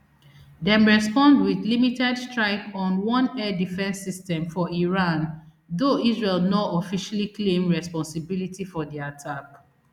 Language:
Nigerian Pidgin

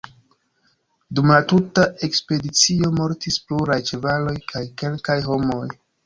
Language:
Esperanto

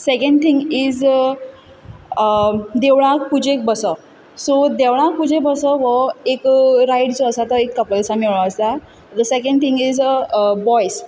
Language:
Konkani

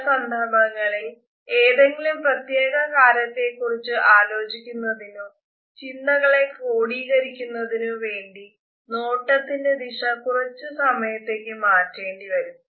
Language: Malayalam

